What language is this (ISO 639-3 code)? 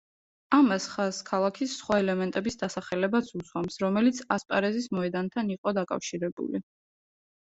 kat